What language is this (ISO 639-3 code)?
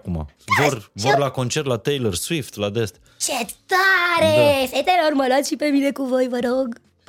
ron